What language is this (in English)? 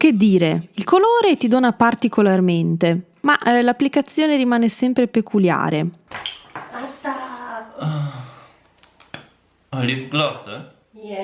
Italian